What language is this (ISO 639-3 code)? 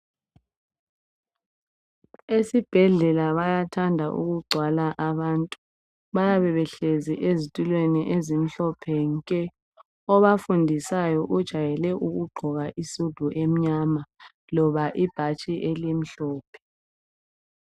nde